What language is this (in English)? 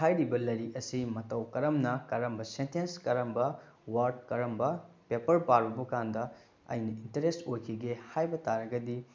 Manipuri